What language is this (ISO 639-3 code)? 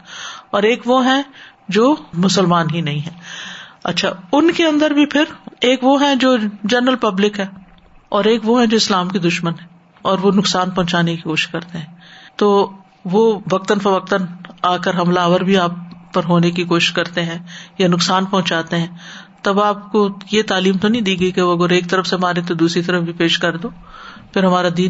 urd